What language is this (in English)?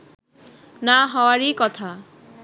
Bangla